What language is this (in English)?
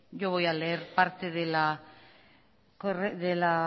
Spanish